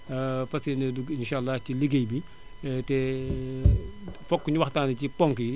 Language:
Wolof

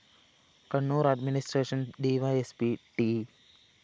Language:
Malayalam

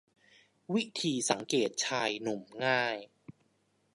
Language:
Thai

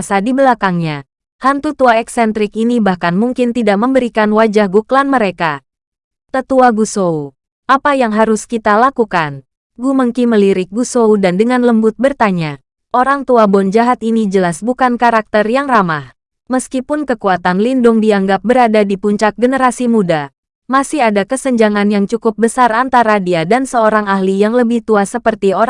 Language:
Indonesian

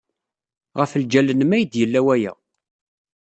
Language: Kabyle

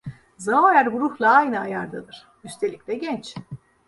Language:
Turkish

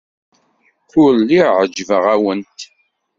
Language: Kabyle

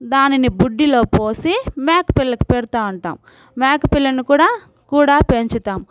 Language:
Telugu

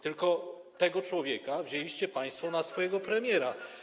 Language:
Polish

